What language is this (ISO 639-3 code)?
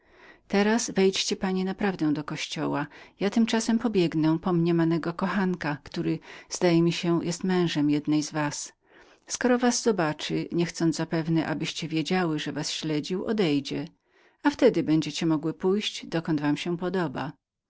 pol